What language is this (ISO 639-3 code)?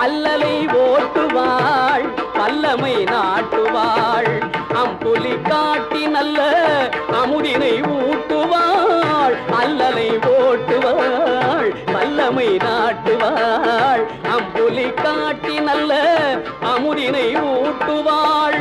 tam